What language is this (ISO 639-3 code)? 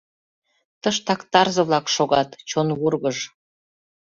chm